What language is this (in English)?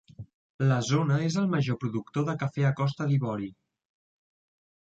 Catalan